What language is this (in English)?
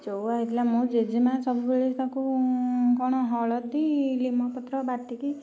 Odia